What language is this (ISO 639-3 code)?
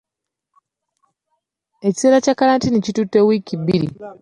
lug